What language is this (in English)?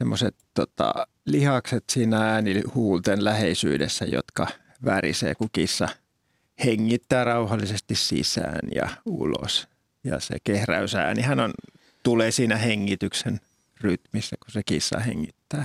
Finnish